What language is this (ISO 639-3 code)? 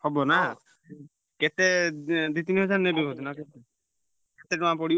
ori